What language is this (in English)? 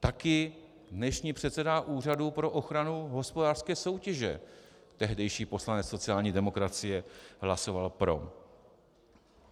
Czech